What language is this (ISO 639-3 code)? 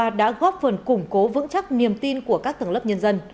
vie